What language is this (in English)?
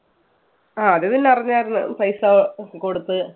Malayalam